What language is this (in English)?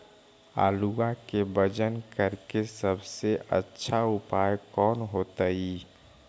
Magahi